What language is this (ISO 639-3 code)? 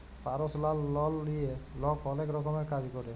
ben